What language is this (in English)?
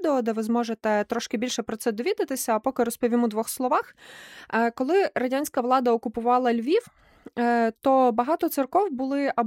Ukrainian